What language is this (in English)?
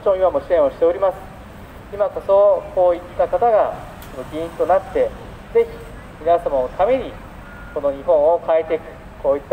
Japanese